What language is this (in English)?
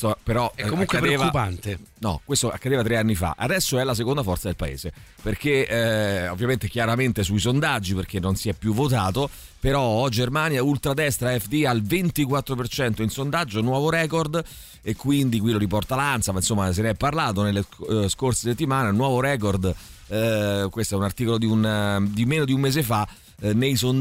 Italian